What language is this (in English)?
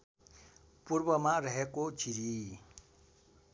Nepali